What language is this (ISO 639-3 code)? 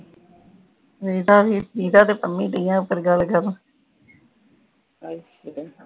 pan